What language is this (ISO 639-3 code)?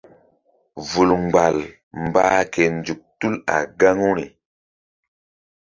mdd